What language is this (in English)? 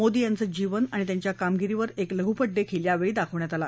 Marathi